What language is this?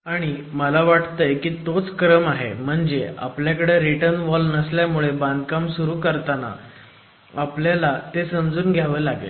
Marathi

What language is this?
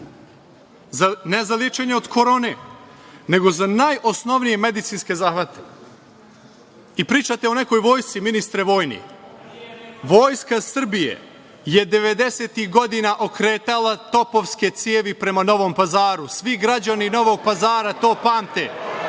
Serbian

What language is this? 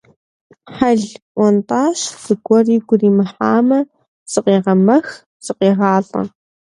Kabardian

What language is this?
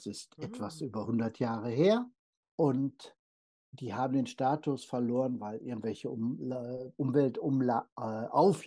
German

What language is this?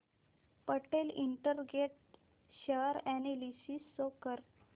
Marathi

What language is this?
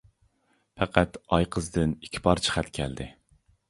Uyghur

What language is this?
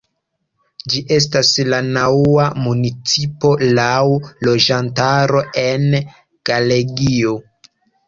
Esperanto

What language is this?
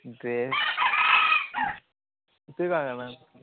Odia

